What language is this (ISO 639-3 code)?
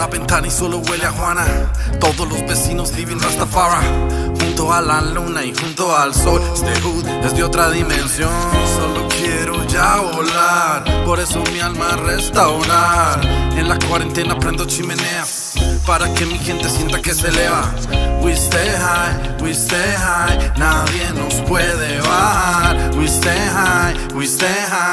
pol